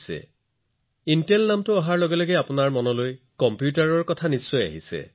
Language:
Assamese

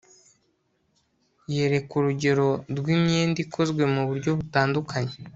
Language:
Kinyarwanda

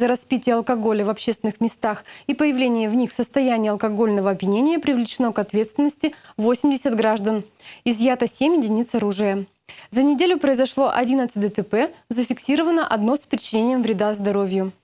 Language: Russian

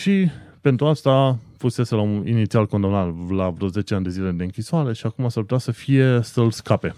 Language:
Romanian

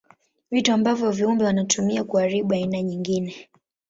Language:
Swahili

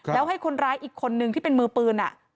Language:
Thai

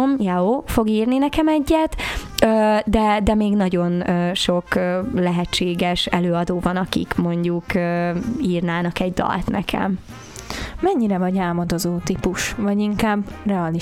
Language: Hungarian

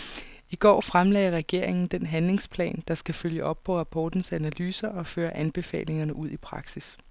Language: Danish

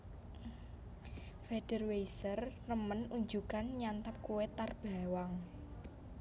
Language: Javanese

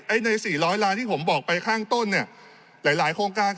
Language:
Thai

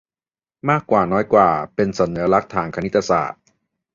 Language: Thai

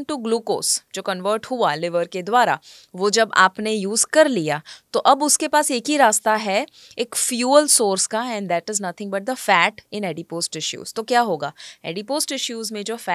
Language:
Hindi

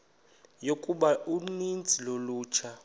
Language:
Xhosa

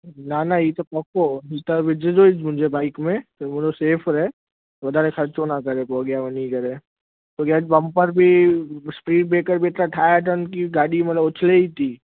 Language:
Sindhi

